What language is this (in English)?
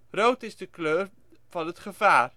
Dutch